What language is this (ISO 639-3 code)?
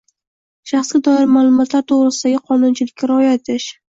uzb